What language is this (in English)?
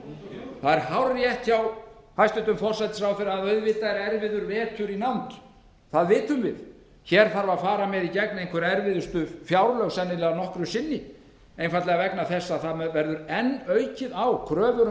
Icelandic